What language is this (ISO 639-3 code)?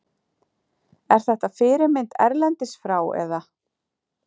isl